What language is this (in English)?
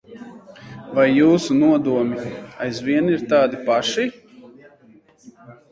Latvian